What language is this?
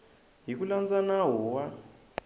Tsonga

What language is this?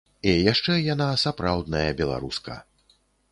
Belarusian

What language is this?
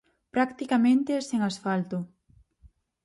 Galician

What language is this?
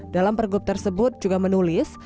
Indonesian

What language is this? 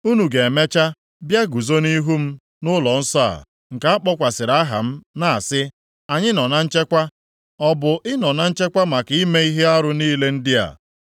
Igbo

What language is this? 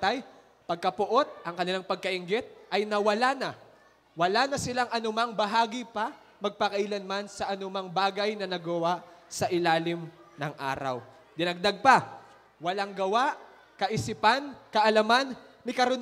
Filipino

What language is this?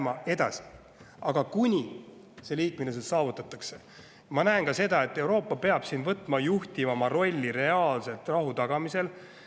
Estonian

